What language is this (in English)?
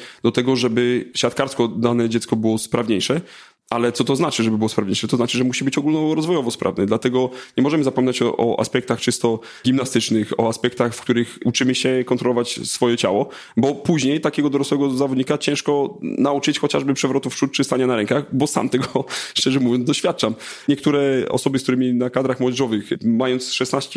Polish